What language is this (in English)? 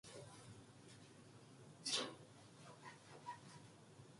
Korean